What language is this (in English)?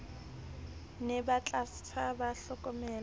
Southern Sotho